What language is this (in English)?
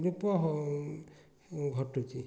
Odia